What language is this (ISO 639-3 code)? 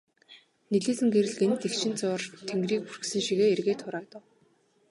mon